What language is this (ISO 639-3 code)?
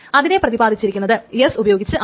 mal